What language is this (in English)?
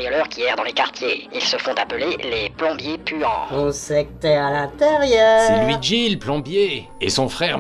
French